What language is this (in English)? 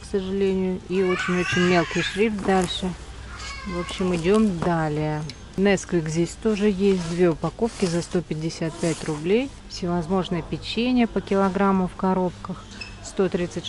Russian